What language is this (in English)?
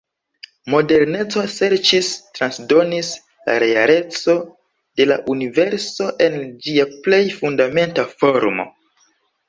Esperanto